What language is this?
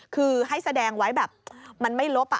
Thai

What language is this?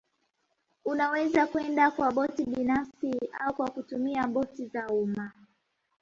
Swahili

